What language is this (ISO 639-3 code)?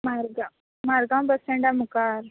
kok